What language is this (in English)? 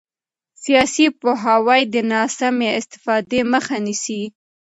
Pashto